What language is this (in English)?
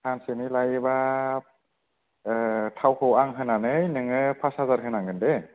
Bodo